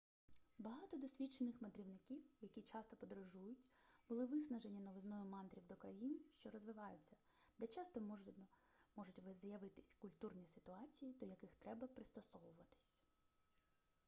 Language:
Ukrainian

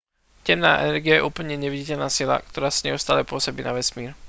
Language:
Slovak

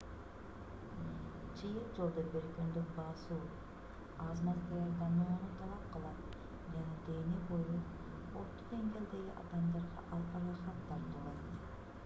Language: Kyrgyz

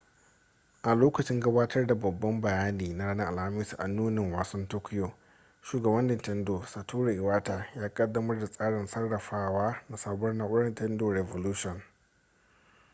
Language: Hausa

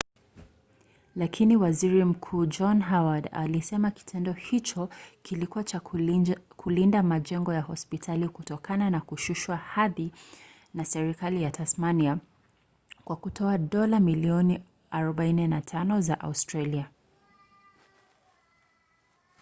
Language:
Swahili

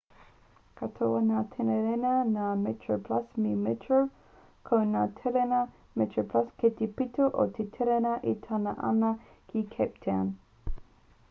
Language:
Māori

